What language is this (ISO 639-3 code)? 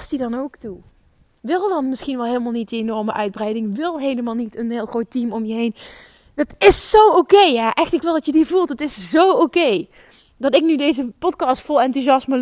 nld